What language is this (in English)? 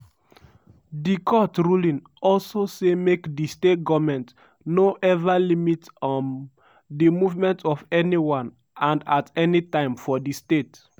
Nigerian Pidgin